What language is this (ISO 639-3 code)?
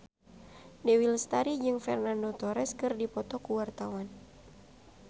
sun